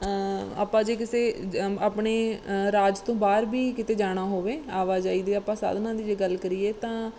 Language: Punjabi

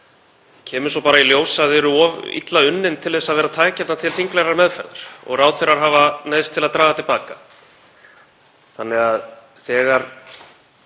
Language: Icelandic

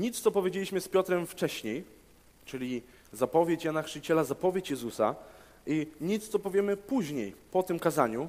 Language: Polish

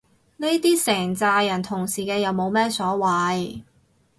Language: Cantonese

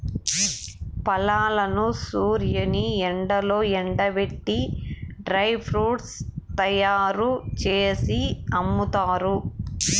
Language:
Telugu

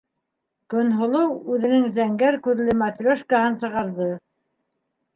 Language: Bashkir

